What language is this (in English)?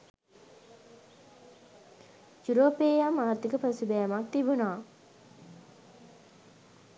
Sinhala